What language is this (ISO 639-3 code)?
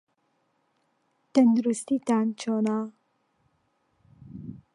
ckb